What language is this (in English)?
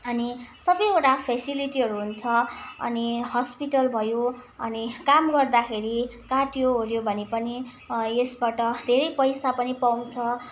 Nepali